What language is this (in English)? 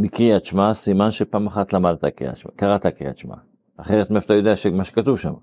Hebrew